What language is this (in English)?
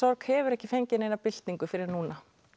Icelandic